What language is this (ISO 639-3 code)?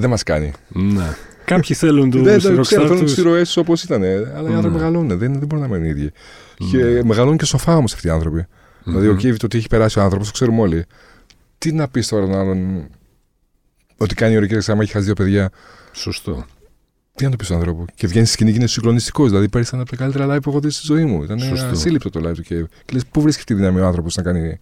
ell